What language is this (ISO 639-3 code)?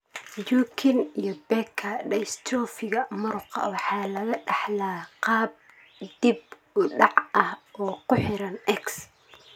som